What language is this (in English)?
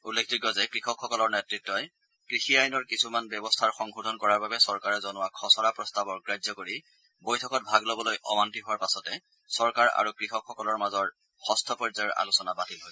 Assamese